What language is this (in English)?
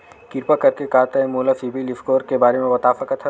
Chhattisgarhi